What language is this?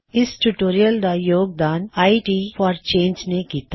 Punjabi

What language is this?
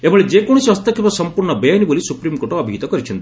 Odia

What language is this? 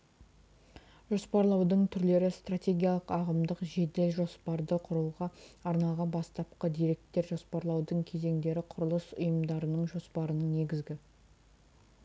Kazakh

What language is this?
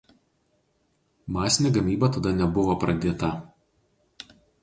Lithuanian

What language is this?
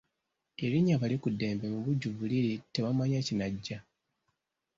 Ganda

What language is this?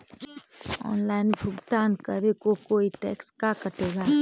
Magahi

